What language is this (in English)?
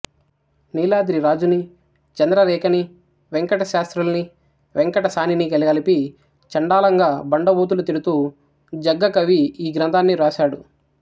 Telugu